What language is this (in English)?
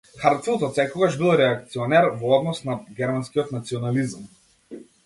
Macedonian